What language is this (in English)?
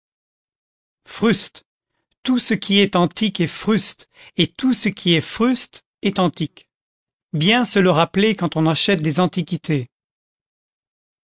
French